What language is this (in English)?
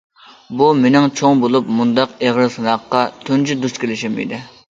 Uyghur